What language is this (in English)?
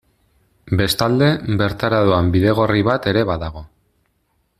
Basque